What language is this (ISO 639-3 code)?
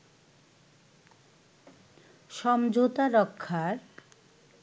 ben